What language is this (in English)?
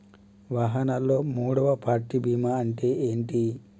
Telugu